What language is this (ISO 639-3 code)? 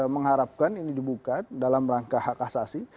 ind